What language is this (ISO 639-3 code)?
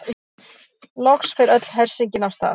isl